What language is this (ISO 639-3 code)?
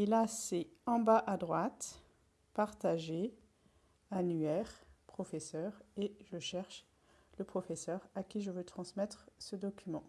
fra